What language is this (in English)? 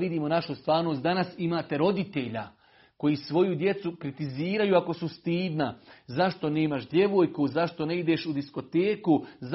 Croatian